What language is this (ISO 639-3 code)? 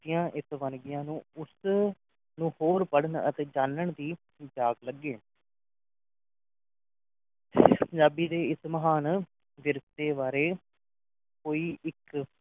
pan